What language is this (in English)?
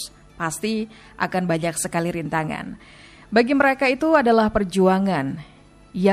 Indonesian